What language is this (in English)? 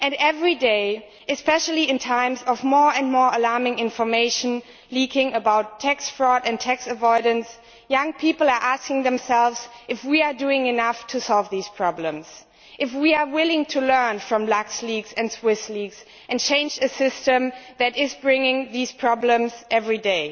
English